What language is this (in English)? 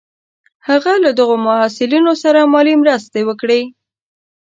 Pashto